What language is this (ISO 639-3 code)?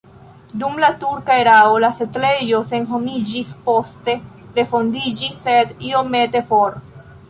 epo